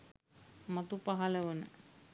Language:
Sinhala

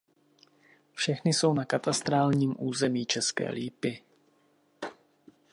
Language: Czech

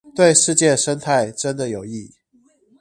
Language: Chinese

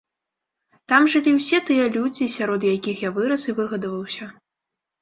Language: Belarusian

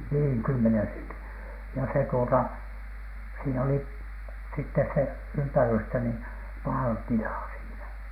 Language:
Finnish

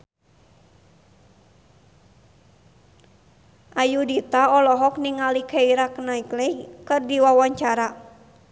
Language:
Sundanese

